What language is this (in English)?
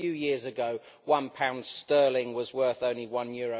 English